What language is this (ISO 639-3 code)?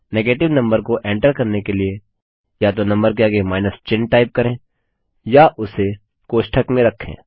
hin